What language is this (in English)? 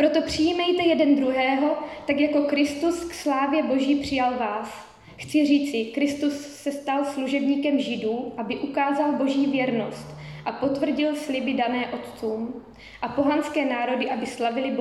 Czech